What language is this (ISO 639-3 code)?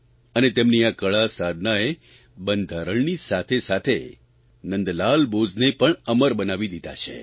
guj